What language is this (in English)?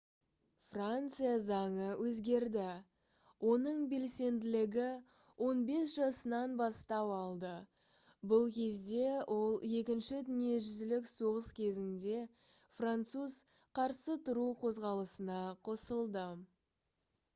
Kazakh